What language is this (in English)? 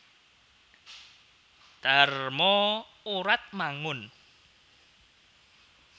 Javanese